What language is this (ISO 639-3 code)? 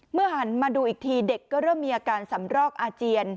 tha